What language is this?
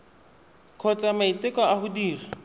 Tswana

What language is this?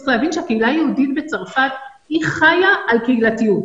Hebrew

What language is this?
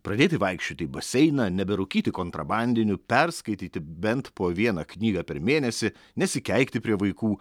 Lithuanian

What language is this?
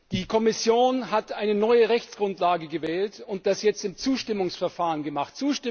German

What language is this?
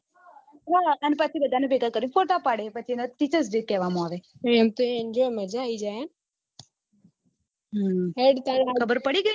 Gujarati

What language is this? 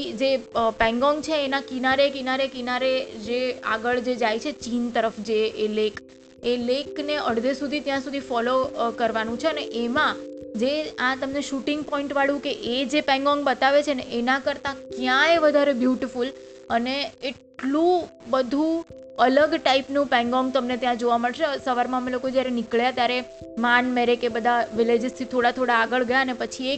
Gujarati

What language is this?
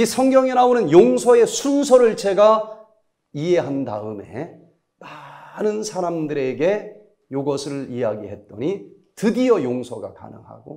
Korean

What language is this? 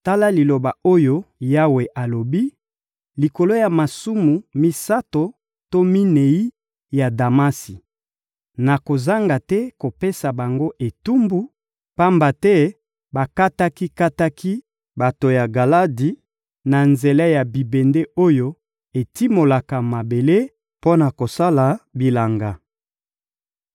Lingala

